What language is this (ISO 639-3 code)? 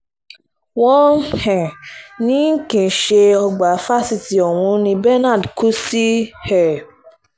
yor